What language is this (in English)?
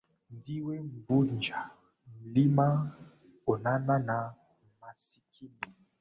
Swahili